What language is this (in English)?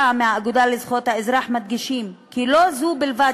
Hebrew